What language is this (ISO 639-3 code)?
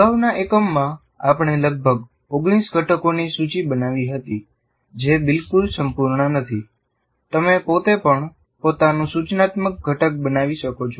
guj